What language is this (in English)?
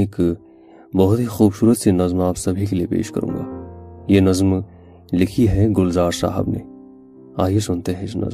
Urdu